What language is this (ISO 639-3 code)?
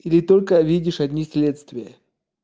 rus